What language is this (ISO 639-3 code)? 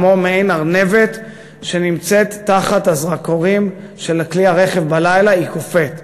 heb